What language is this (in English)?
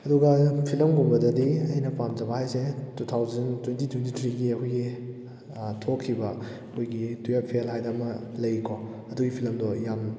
Manipuri